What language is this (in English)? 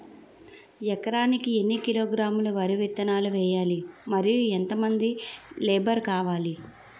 Telugu